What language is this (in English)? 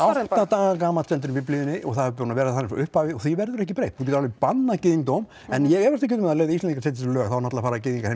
Icelandic